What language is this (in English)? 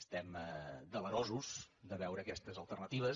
Catalan